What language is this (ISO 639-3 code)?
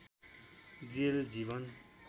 nep